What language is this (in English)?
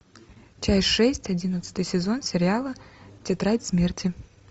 Russian